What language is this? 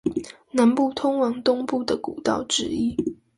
Chinese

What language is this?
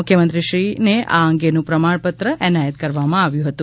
Gujarati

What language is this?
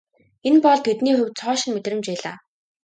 Mongolian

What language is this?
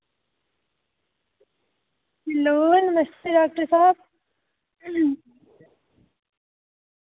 Dogri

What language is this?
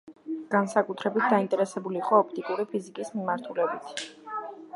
Georgian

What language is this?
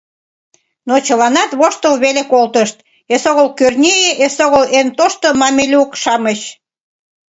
Mari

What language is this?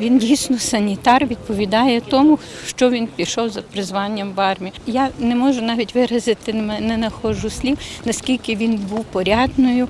Ukrainian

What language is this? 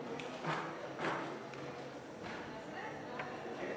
Hebrew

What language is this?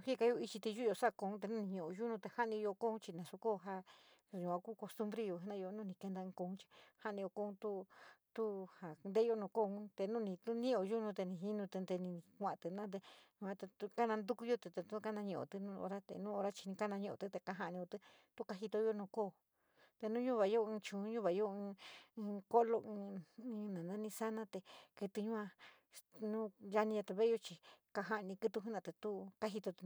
San Miguel El Grande Mixtec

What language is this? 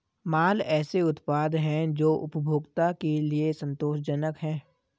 Hindi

